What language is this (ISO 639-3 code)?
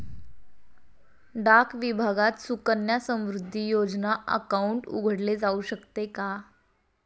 mar